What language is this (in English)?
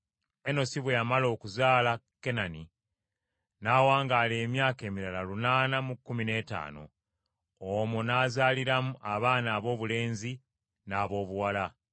Ganda